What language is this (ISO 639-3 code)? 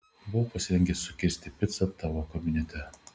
lit